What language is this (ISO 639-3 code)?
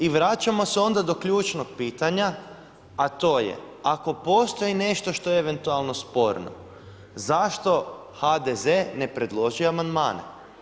hrv